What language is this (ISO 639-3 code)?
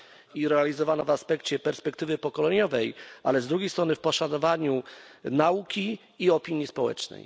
pol